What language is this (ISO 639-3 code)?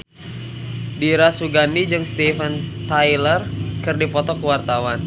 sun